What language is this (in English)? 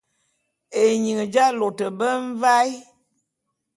Bulu